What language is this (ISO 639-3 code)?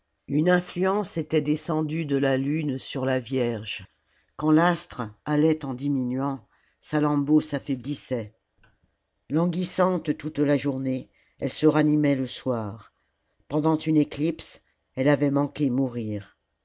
fra